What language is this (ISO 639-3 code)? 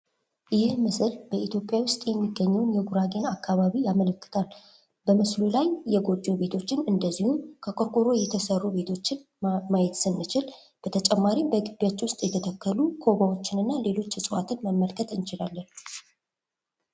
amh